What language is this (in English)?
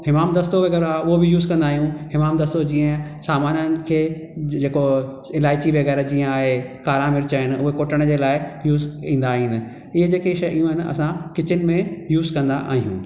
Sindhi